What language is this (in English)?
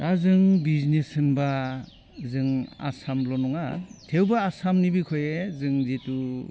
Bodo